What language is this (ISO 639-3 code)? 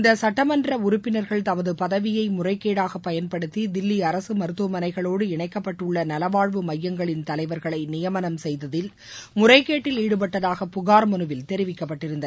tam